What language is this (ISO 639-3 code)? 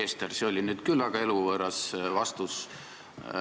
est